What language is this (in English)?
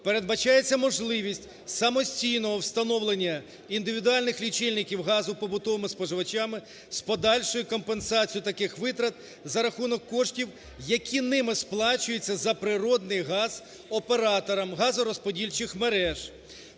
Ukrainian